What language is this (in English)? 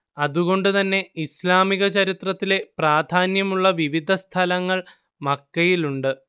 Malayalam